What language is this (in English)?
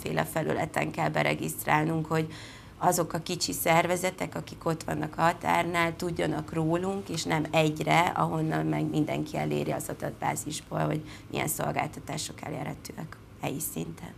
Hungarian